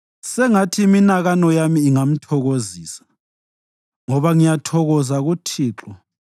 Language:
North Ndebele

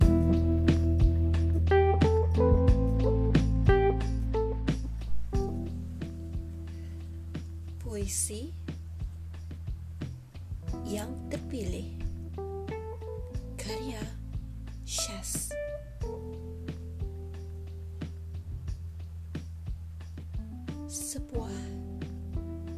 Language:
Malay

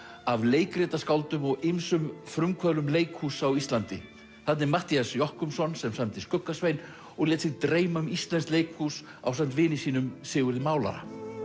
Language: Icelandic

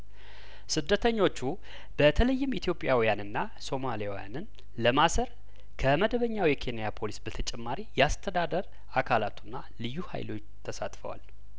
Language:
Amharic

